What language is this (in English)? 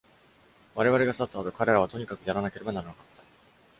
Japanese